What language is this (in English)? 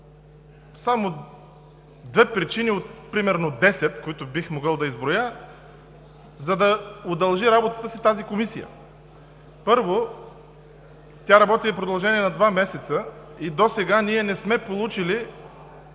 Bulgarian